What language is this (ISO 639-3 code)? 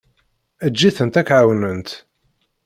kab